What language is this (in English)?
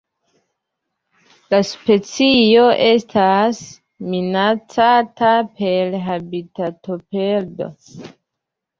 Esperanto